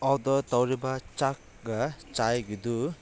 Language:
Manipuri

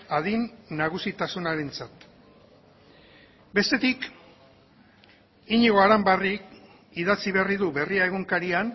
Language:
Basque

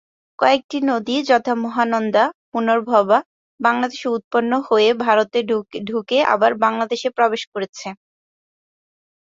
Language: Bangla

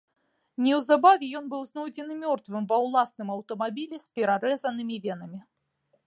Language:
Belarusian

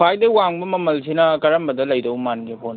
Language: Manipuri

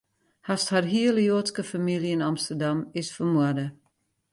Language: Western Frisian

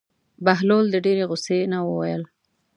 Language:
Pashto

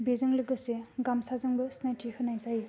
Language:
Bodo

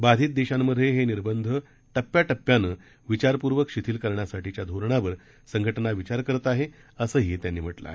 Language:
Marathi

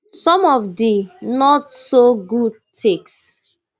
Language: Nigerian Pidgin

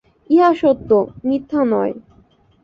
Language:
Bangla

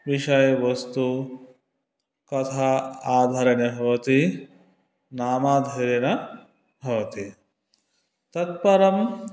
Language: Sanskrit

